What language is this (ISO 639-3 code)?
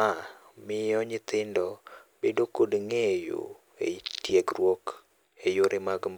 luo